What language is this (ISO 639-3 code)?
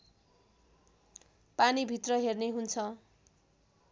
nep